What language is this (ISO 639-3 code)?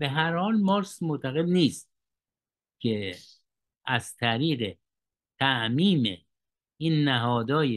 fas